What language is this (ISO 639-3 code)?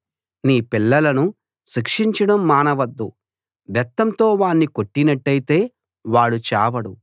tel